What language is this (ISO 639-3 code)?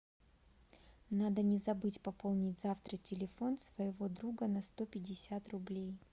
rus